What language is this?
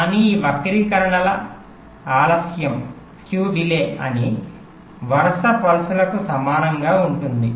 Telugu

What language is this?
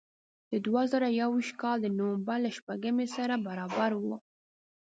Pashto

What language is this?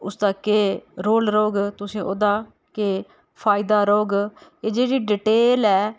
Dogri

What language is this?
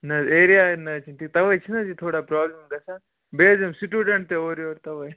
Kashmiri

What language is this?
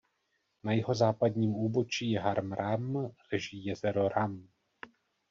Czech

